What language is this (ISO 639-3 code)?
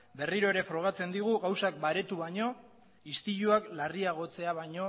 eus